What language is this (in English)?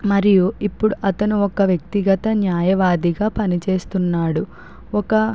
Telugu